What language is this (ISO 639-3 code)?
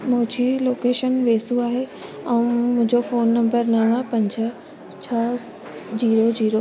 snd